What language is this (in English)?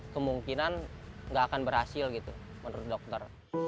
Indonesian